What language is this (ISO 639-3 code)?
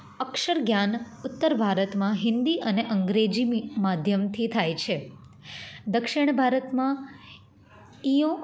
guj